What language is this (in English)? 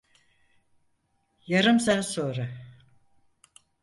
Turkish